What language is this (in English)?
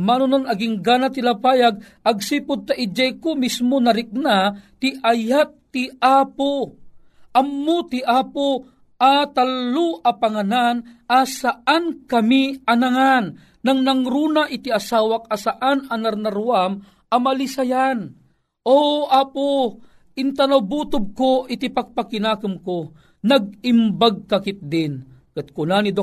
Filipino